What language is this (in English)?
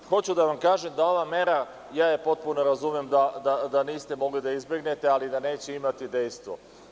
Serbian